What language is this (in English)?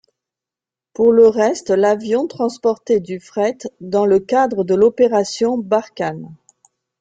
French